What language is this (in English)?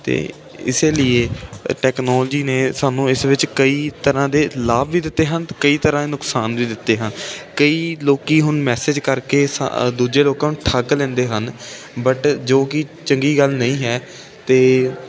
Punjabi